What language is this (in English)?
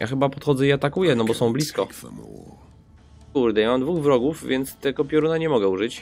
Polish